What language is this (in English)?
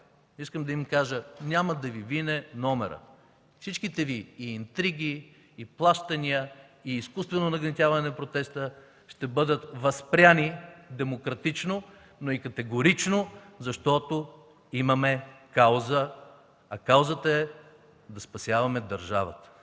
Bulgarian